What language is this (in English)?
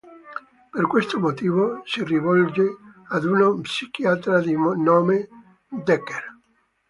Italian